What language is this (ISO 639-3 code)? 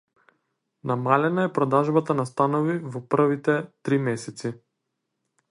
mkd